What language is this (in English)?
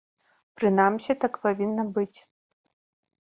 Belarusian